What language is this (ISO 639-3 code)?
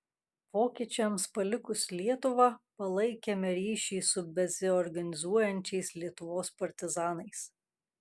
lit